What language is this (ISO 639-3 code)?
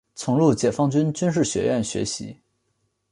zho